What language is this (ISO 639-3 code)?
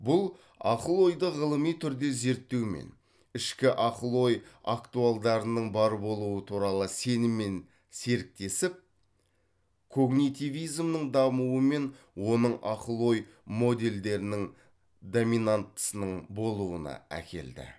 kaz